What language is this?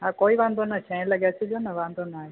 Sindhi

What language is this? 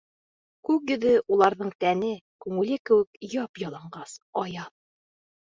Bashkir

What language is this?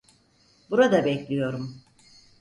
Turkish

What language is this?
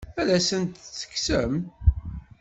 Kabyle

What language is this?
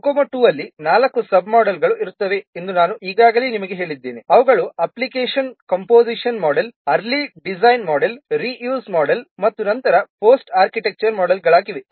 Kannada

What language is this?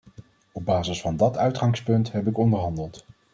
Dutch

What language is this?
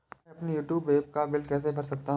Hindi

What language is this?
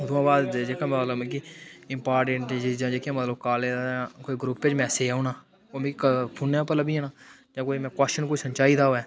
Dogri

